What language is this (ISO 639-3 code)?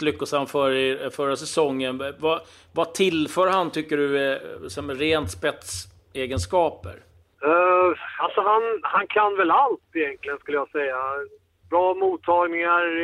swe